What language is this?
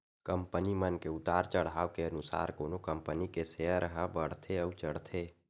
Chhattisgarhi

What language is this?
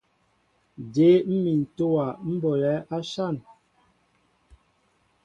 Mbo (Cameroon)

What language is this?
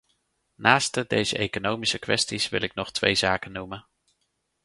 Dutch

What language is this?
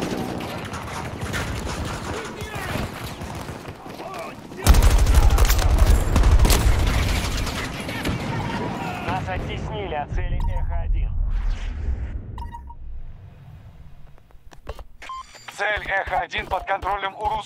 Russian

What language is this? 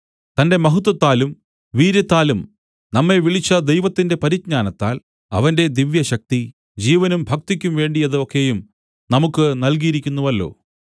Malayalam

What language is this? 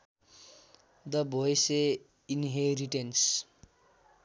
Nepali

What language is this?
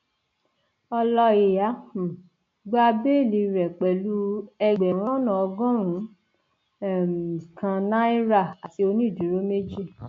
Yoruba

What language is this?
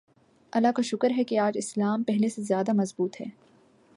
Urdu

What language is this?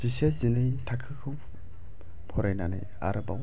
Bodo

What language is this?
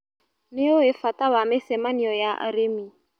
Kikuyu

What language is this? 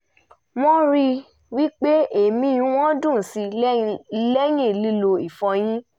Yoruba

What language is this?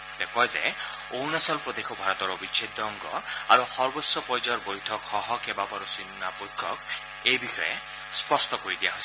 Assamese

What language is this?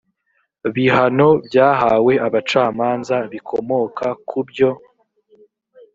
Kinyarwanda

